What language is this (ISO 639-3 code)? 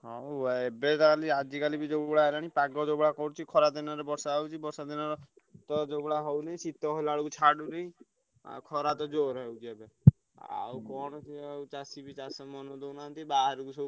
ori